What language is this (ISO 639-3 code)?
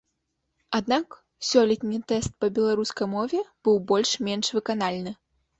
bel